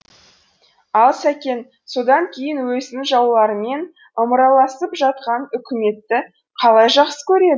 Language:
Kazakh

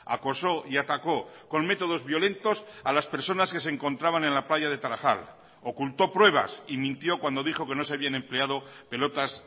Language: Spanish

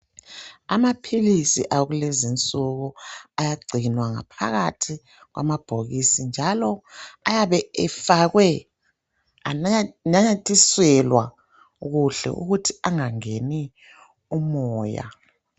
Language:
North Ndebele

